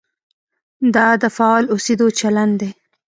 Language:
Pashto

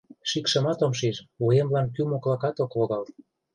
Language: Mari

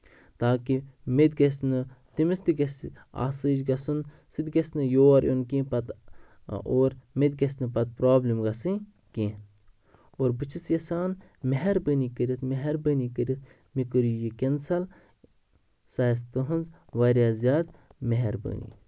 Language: Kashmiri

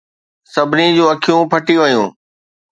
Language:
Sindhi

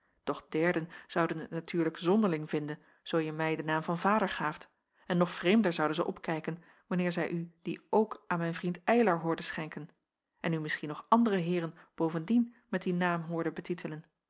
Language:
Dutch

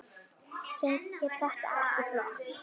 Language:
Icelandic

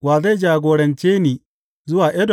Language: Hausa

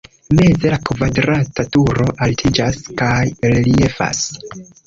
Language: Esperanto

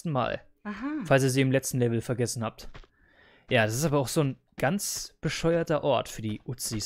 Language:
German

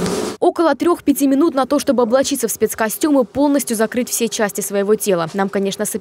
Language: Russian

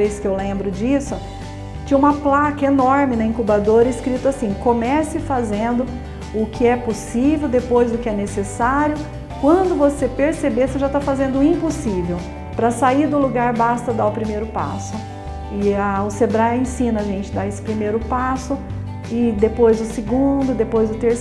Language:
Portuguese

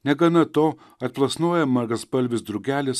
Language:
Lithuanian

